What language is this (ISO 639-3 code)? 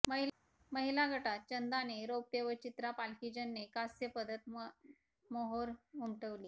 mar